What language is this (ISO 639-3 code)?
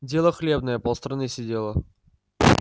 rus